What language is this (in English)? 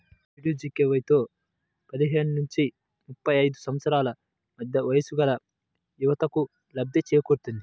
Telugu